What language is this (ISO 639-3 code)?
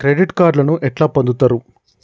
tel